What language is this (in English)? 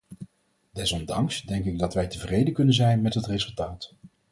Dutch